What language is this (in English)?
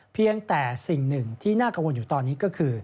Thai